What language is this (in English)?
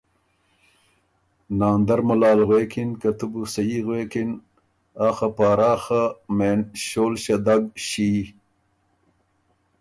Ormuri